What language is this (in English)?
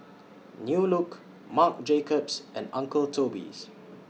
English